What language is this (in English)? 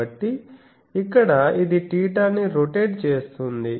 Telugu